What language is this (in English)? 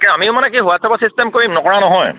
Assamese